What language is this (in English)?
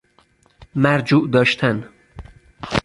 Persian